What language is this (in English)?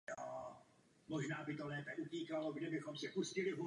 Czech